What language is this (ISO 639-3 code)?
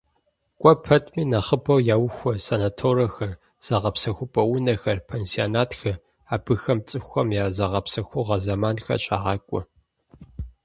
kbd